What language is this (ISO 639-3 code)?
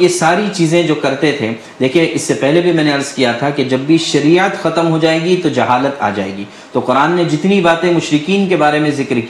urd